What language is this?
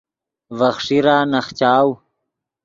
Yidgha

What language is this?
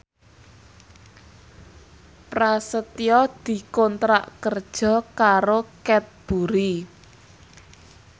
Javanese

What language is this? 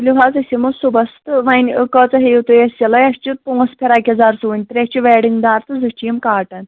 Kashmiri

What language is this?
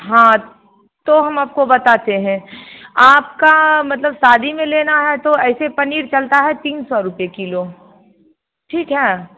Hindi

